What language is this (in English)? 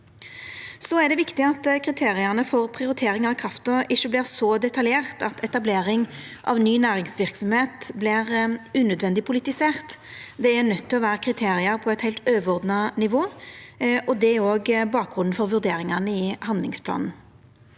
Norwegian